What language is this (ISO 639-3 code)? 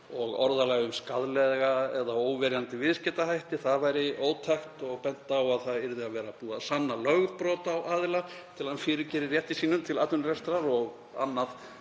isl